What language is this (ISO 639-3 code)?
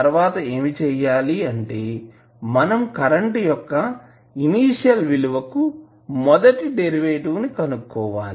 tel